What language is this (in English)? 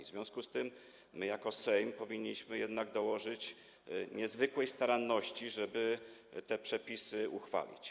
Polish